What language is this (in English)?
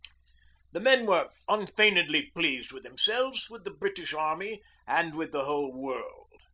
English